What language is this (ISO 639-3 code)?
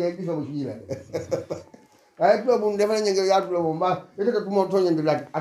ara